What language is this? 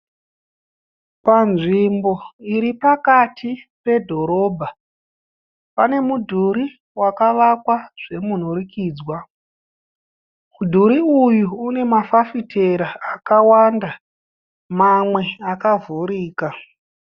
Shona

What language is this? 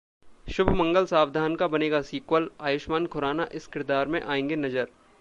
Hindi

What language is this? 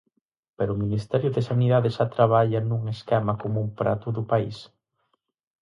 Galician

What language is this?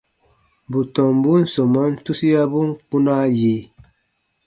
Baatonum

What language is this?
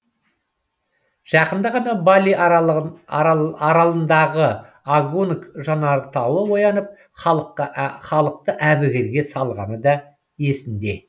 Kazakh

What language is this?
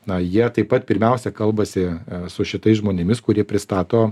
Lithuanian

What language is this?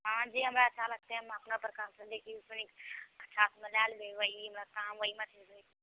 Maithili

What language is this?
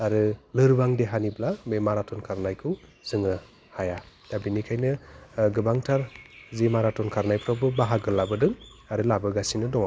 Bodo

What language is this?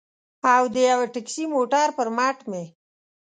Pashto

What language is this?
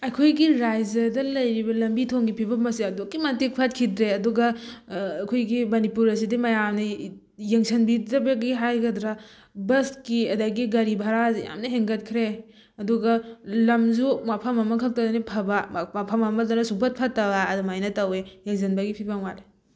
Manipuri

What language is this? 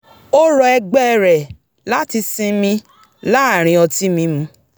Yoruba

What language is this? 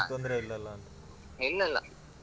Kannada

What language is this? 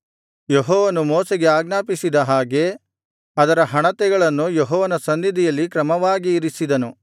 Kannada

